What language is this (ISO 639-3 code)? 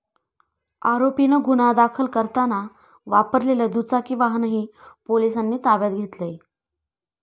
mar